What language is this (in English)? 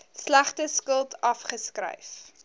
Afrikaans